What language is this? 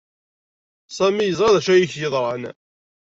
Kabyle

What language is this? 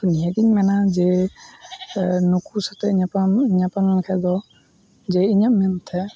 Santali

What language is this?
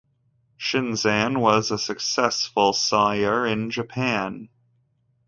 English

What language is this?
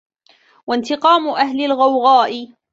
Arabic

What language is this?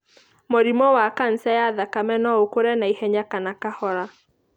Kikuyu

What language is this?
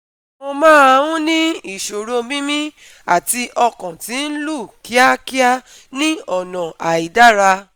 Yoruba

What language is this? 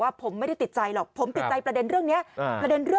Thai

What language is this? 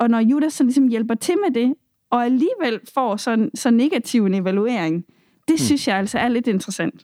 Danish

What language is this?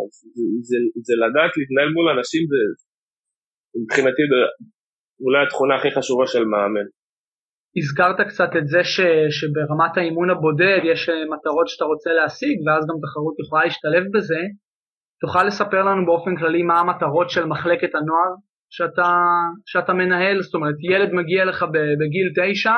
Hebrew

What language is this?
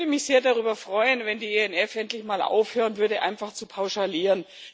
German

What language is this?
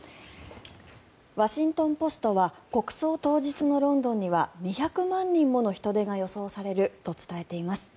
Japanese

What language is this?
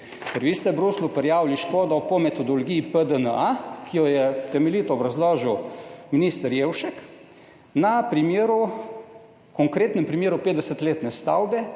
Slovenian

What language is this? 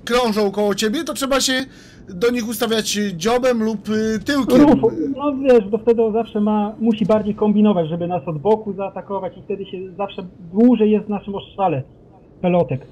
Polish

